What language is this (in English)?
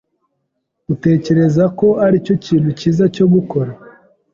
Kinyarwanda